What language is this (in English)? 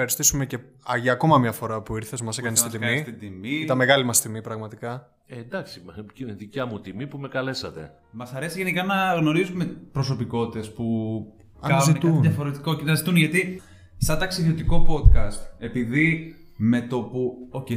Greek